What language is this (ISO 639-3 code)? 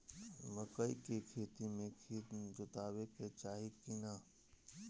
bho